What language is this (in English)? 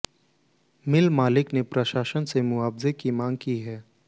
Hindi